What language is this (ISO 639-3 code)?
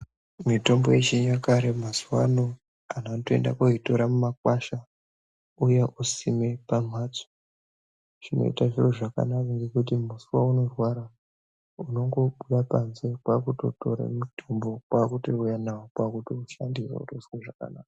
ndc